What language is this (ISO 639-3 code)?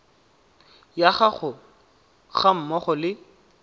tsn